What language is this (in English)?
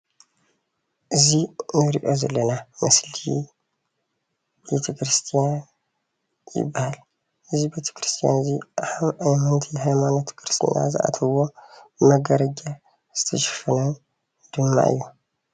Tigrinya